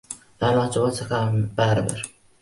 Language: Uzbek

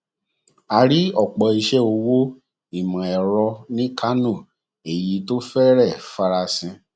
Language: Yoruba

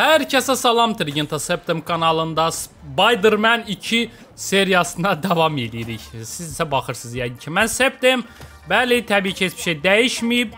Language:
Turkish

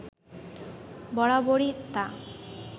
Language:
Bangla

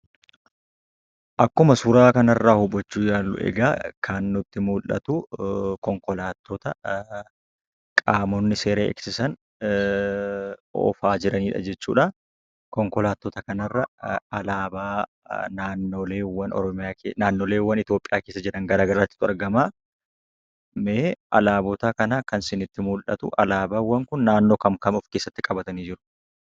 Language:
Oromo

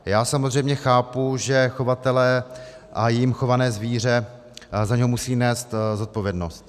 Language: Czech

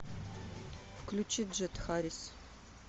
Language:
Russian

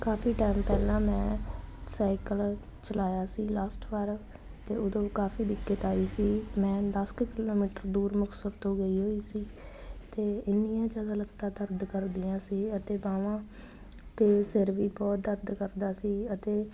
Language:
Punjabi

